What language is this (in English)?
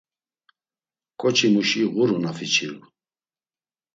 Laz